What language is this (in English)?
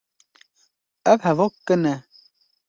Kurdish